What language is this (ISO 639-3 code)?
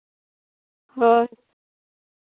sat